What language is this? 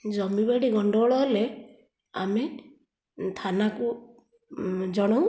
Odia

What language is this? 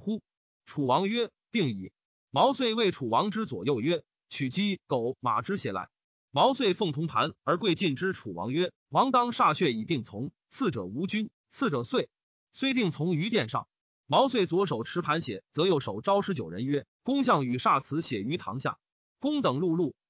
Chinese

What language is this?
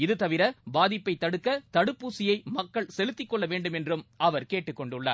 Tamil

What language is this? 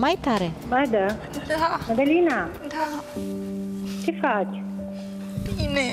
Romanian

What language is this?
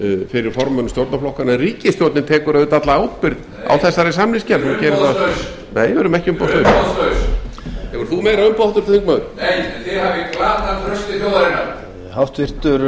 Icelandic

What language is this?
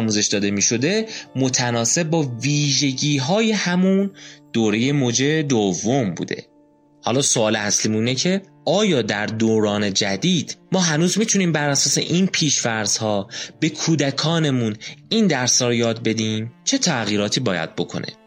Persian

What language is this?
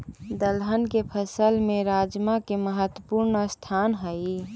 Magahi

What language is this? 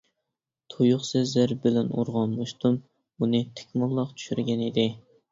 Uyghur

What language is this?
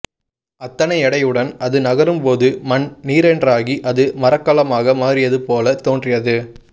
Tamil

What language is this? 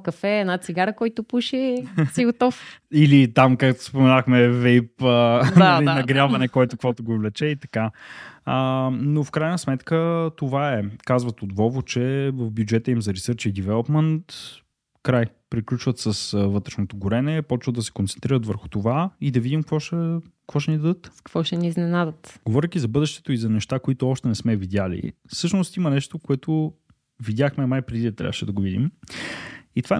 Bulgarian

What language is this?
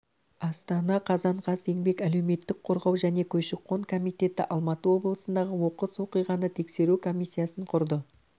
Kazakh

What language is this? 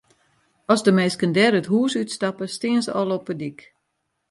Western Frisian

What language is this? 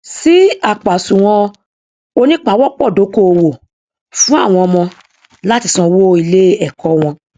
Yoruba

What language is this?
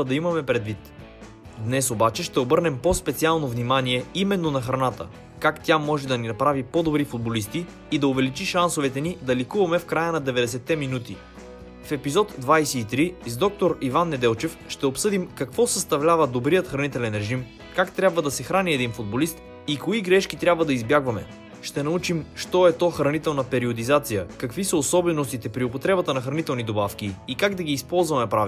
Bulgarian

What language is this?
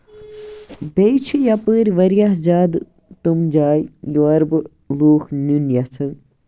Kashmiri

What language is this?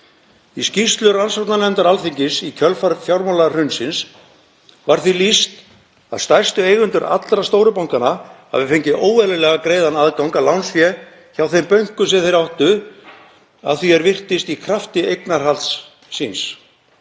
Icelandic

